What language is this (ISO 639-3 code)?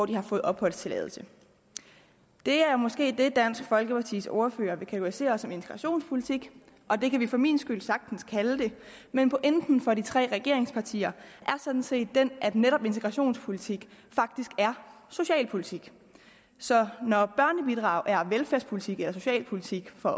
dan